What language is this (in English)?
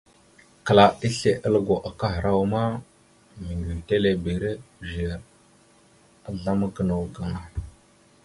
Mada (Cameroon)